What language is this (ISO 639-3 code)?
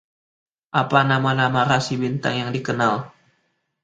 ind